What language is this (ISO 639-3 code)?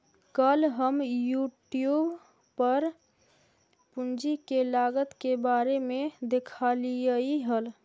mag